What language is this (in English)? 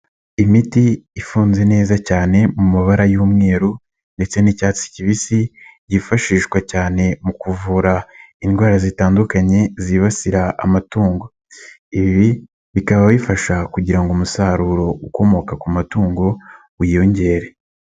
Kinyarwanda